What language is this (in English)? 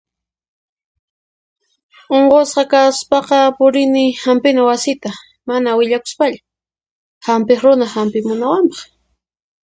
Puno Quechua